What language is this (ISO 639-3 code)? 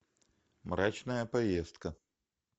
rus